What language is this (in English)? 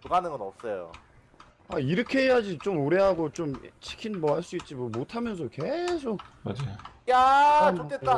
Korean